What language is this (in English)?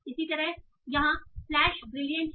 Hindi